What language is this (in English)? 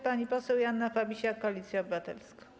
Polish